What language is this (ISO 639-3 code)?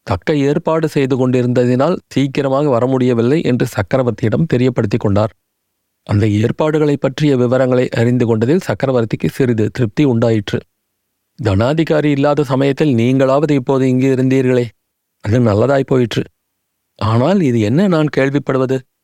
tam